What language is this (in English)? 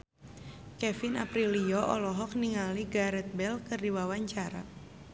Sundanese